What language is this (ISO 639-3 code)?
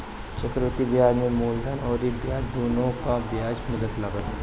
bho